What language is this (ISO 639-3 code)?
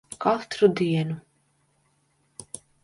lav